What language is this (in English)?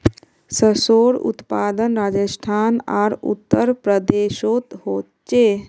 Magahi